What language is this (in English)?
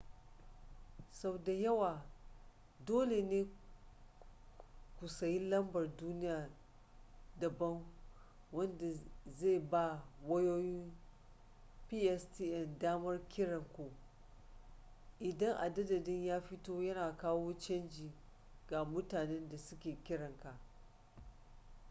Hausa